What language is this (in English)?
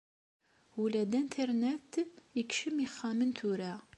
Kabyle